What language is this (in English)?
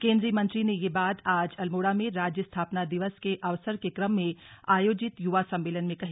Hindi